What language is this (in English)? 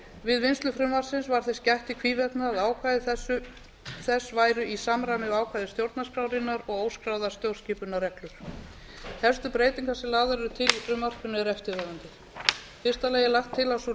Icelandic